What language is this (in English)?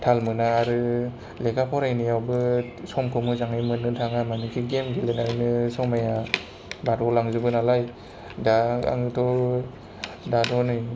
Bodo